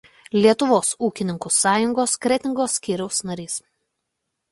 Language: Lithuanian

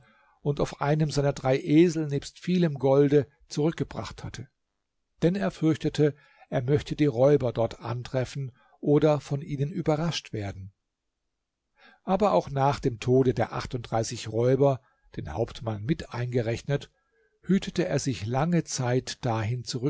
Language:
German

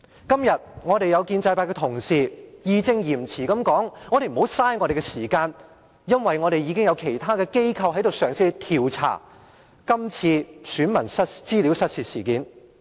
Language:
Cantonese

